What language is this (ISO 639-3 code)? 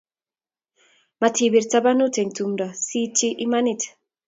kln